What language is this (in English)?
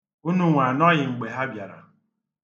Igbo